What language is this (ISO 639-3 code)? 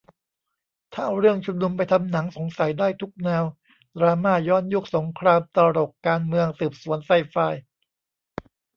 tha